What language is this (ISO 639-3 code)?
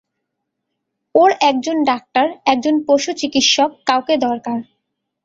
ben